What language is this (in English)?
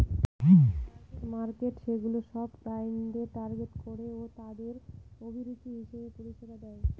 Bangla